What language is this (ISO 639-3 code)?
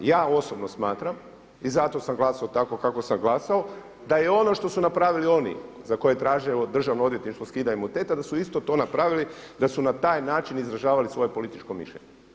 hrv